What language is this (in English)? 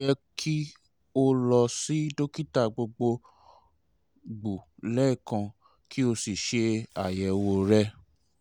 Yoruba